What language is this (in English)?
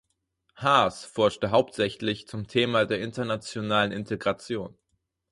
German